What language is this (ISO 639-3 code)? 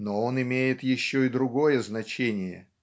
rus